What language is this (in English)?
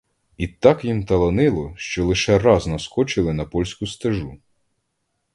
Ukrainian